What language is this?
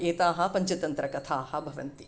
Sanskrit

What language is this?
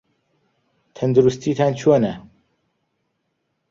Central Kurdish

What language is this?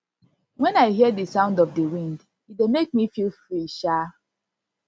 Nigerian Pidgin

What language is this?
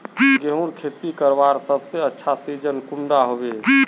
Magahi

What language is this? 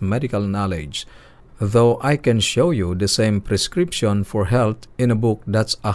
Filipino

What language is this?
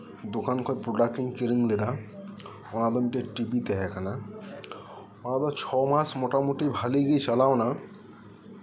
Santali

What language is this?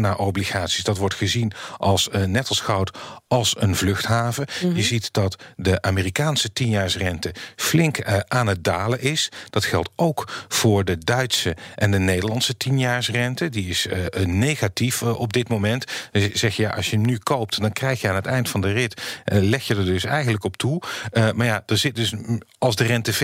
Dutch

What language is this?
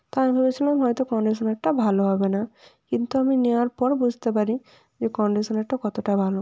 Bangla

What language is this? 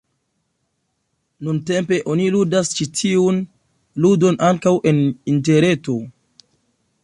Esperanto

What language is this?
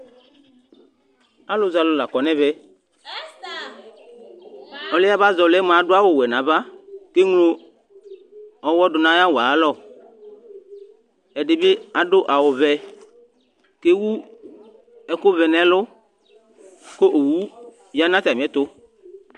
Ikposo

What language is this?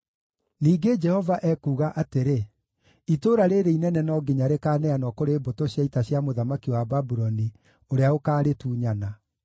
Kikuyu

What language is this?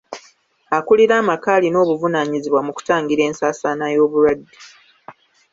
Ganda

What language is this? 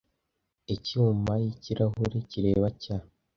Kinyarwanda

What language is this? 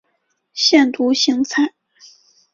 Chinese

